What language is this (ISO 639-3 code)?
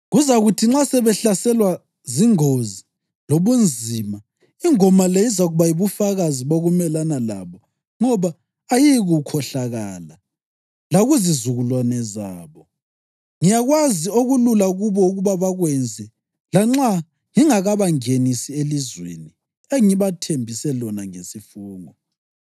nde